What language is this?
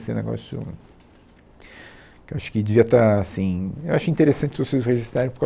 Portuguese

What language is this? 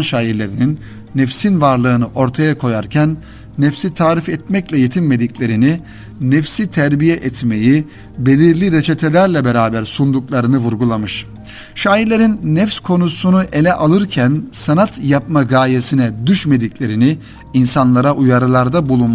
Turkish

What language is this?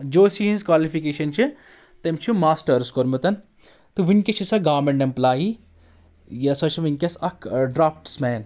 Kashmiri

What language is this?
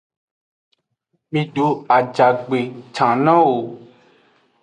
Aja (Benin)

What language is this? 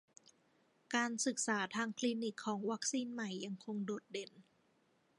Thai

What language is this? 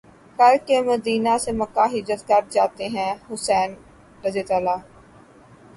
Urdu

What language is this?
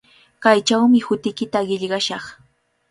Cajatambo North Lima Quechua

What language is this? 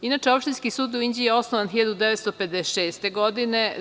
Serbian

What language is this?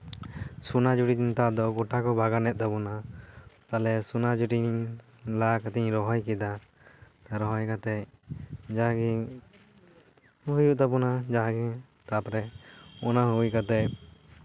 Santali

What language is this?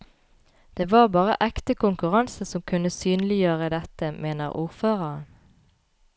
Norwegian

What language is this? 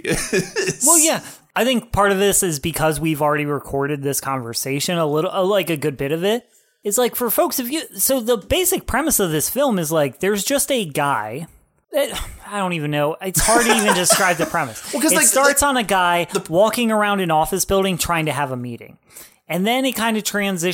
English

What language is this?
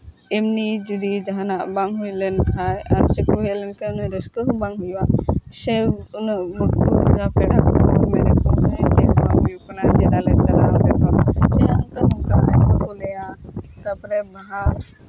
Santali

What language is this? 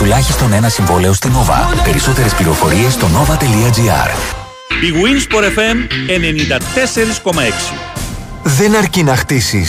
Greek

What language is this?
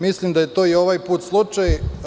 Serbian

